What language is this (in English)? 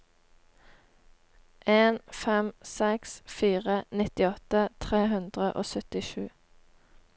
Norwegian